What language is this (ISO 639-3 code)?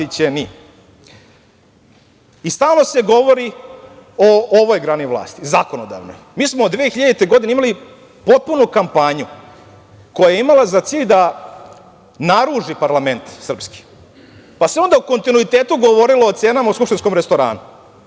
srp